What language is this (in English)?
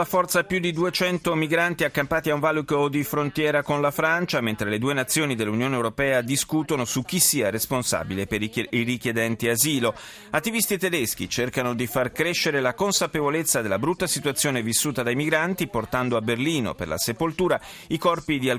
Italian